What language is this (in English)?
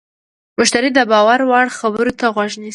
Pashto